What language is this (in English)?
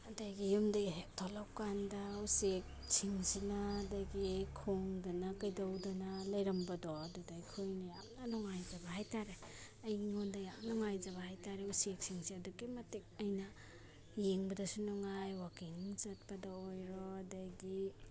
Manipuri